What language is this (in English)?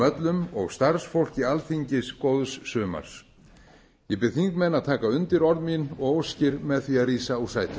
Icelandic